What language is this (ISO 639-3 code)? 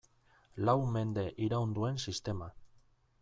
eus